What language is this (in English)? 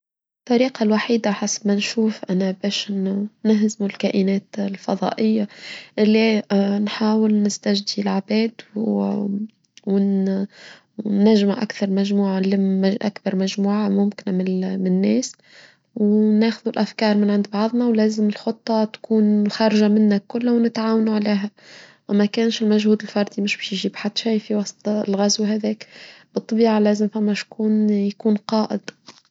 Tunisian Arabic